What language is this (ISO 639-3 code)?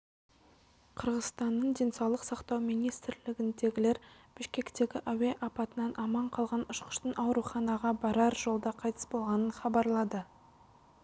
kaz